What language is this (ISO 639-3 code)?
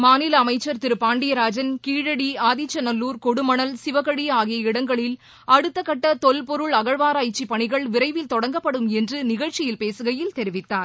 tam